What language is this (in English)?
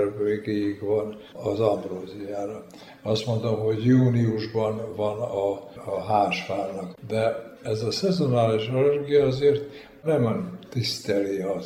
Hungarian